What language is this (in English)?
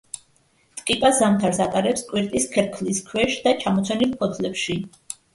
Georgian